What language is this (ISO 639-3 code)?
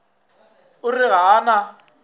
nso